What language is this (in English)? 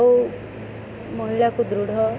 Odia